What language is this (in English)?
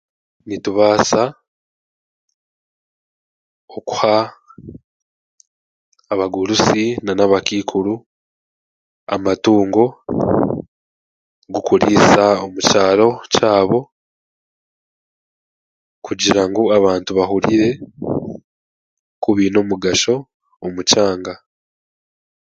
Chiga